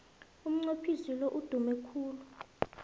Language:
South Ndebele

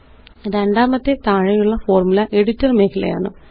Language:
Malayalam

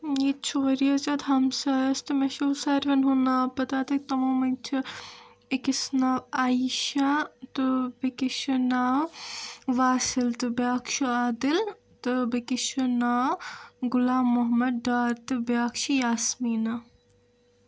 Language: Kashmiri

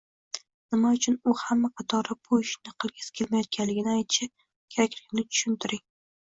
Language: Uzbek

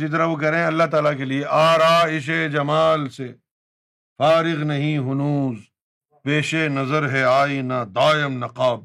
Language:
Urdu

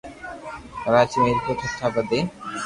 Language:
Loarki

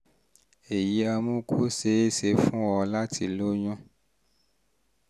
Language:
Yoruba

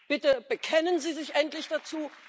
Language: German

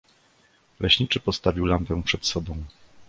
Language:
Polish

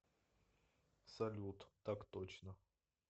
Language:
Russian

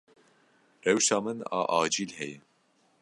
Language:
Kurdish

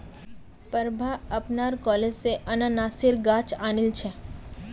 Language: Magahi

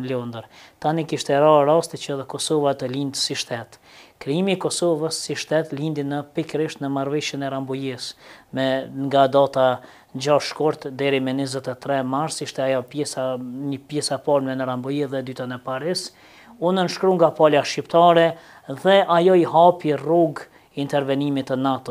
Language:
Romanian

